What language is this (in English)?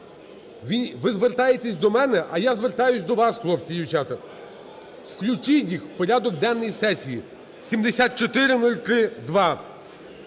Ukrainian